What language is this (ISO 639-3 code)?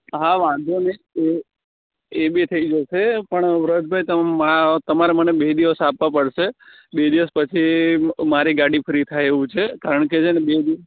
guj